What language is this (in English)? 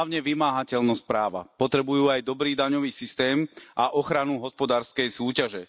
Slovak